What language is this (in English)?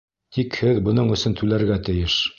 Bashkir